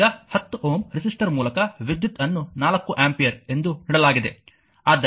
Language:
Kannada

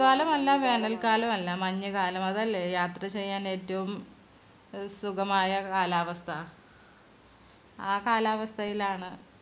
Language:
Malayalam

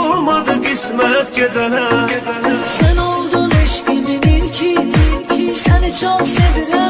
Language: Turkish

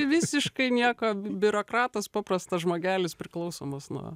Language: Lithuanian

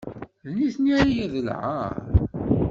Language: Kabyle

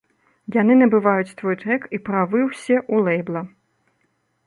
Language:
Belarusian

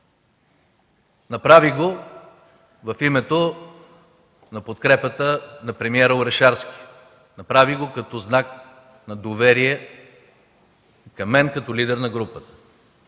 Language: Bulgarian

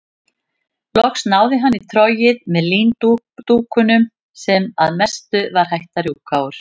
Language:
Icelandic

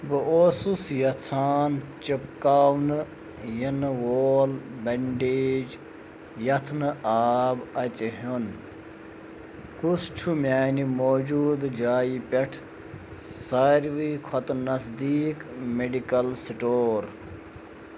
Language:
Kashmiri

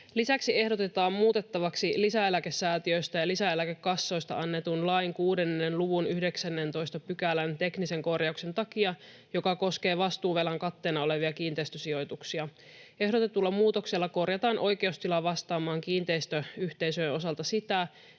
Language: Finnish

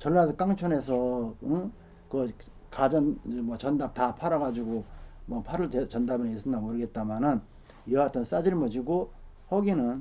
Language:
Korean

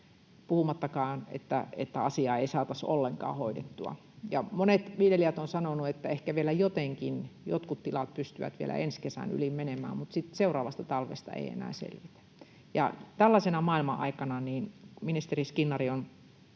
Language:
Finnish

